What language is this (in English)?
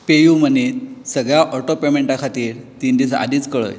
Konkani